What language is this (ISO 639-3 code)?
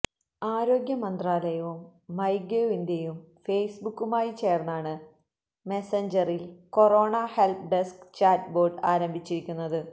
mal